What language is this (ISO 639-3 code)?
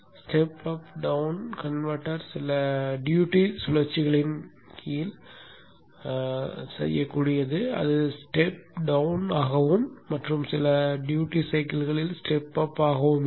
tam